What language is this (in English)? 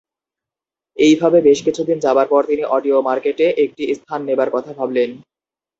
Bangla